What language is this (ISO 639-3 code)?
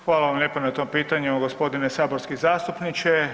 hrv